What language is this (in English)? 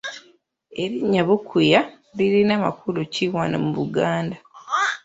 Ganda